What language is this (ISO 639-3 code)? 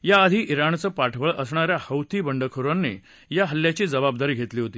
mar